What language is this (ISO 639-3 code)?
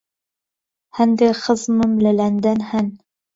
ckb